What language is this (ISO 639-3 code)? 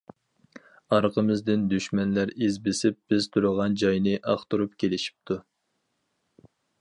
uig